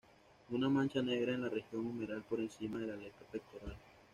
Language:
Spanish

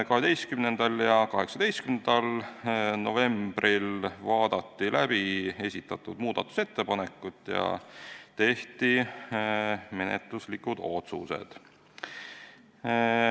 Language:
Estonian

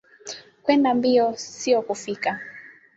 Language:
Swahili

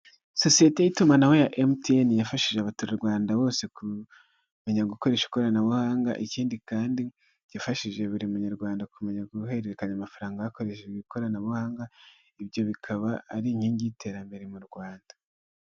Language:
Kinyarwanda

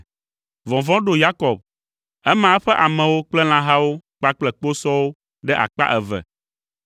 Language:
Ewe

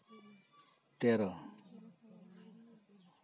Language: Santali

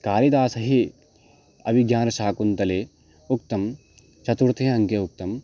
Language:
Sanskrit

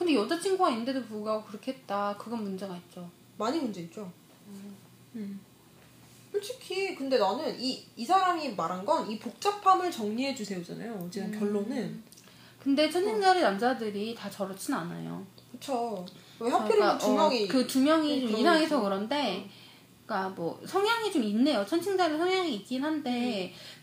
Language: Korean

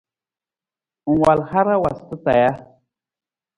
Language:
Nawdm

